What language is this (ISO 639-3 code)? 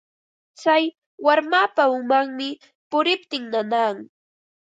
qva